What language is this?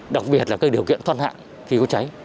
Vietnamese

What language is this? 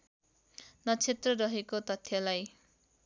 Nepali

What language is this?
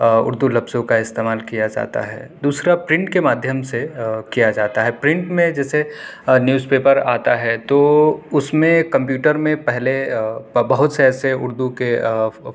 Urdu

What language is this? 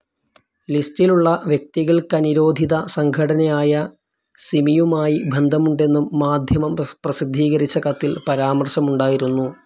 Malayalam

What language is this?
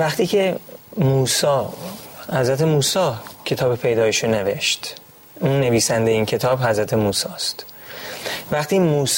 Persian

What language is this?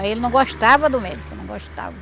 Portuguese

